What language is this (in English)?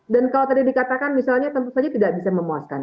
Indonesian